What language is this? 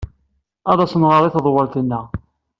Kabyle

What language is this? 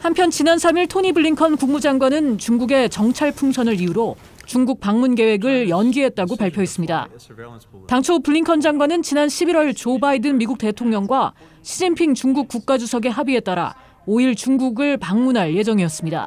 Korean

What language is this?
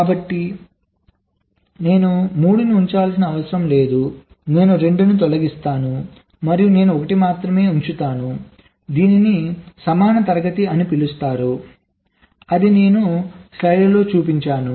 Telugu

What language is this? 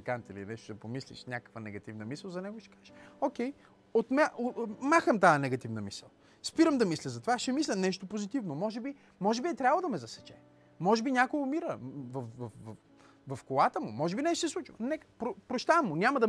Bulgarian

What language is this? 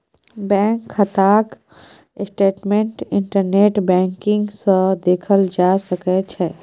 Maithili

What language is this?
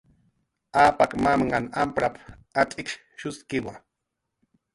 Jaqaru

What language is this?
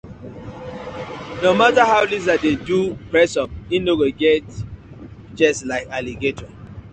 Nigerian Pidgin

